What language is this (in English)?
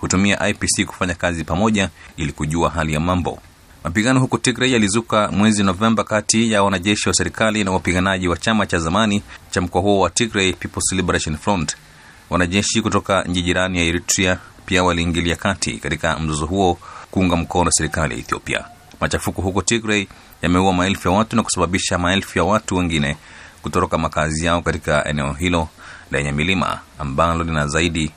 Swahili